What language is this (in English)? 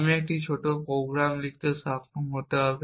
Bangla